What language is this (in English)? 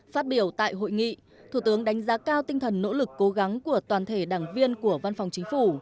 Vietnamese